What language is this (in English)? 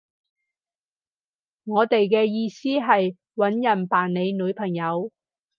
Cantonese